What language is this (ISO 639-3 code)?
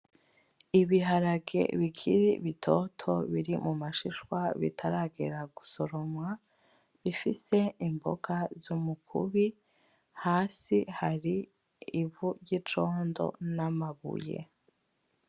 run